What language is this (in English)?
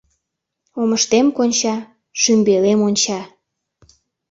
Mari